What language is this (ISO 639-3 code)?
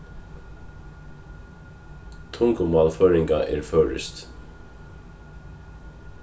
fao